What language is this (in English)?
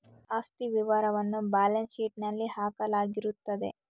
Kannada